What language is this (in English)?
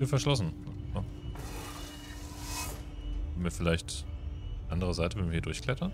German